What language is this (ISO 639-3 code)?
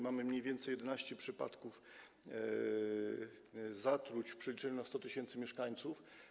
pol